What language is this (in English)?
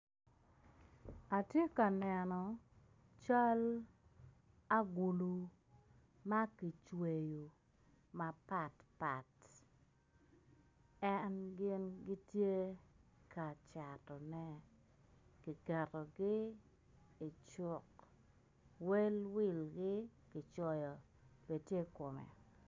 Acoli